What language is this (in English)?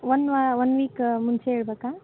Kannada